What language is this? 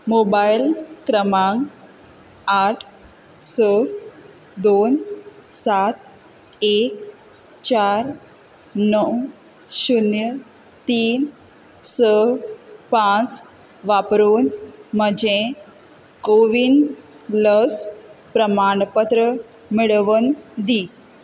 Konkani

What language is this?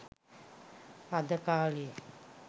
Sinhala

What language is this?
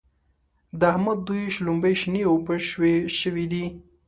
Pashto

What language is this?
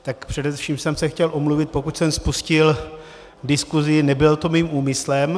Czech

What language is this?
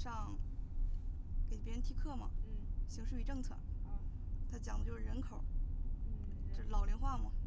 Chinese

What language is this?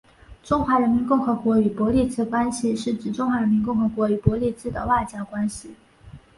Chinese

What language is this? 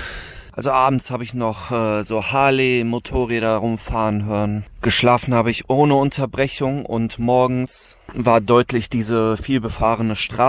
German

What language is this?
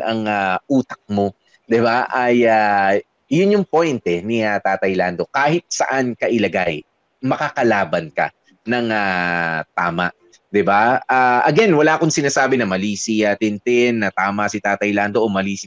Filipino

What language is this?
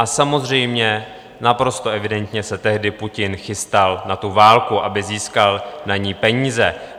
Czech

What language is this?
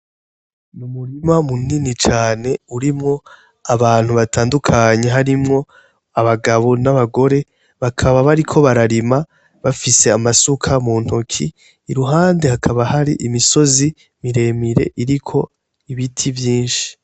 Rundi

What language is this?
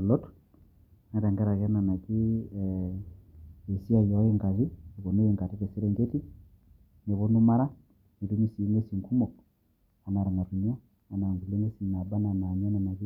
Masai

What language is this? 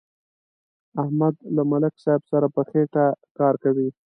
Pashto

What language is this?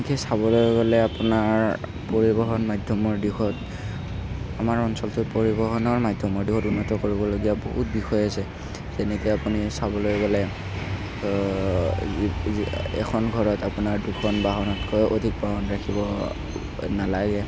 Assamese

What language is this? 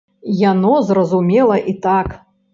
Belarusian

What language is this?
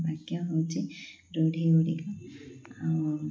Odia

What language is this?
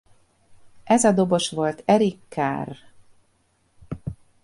Hungarian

